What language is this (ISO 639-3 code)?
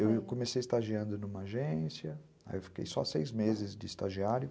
por